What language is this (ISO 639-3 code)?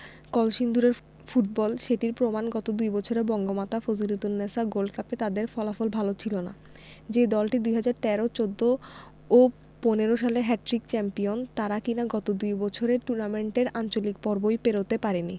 ben